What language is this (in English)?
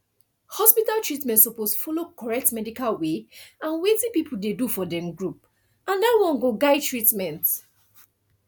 Nigerian Pidgin